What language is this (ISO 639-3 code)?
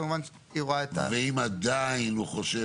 heb